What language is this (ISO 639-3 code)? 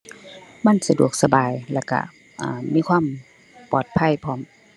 tha